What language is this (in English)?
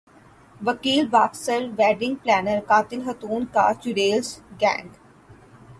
Urdu